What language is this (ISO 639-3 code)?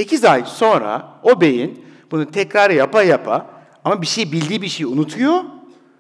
tur